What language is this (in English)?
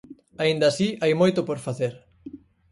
Galician